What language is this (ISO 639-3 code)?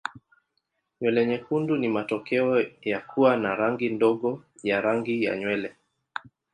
swa